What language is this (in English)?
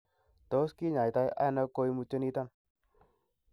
Kalenjin